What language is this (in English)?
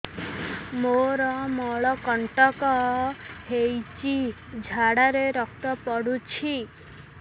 Odia